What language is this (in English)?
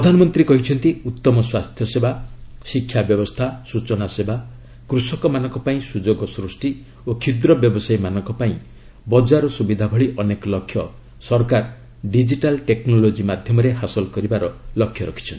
Odia